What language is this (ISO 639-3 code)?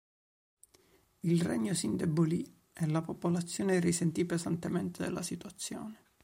ita